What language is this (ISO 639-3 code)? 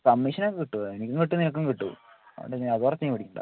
mal